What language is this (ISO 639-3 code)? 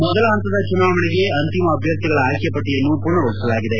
kan